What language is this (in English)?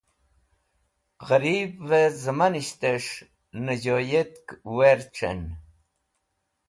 Wakhi